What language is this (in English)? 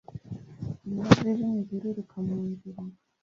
Kinyarwanda